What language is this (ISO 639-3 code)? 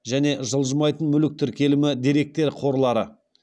kaz